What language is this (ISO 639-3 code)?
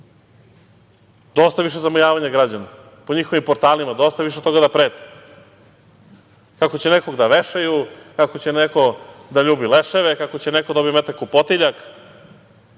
srp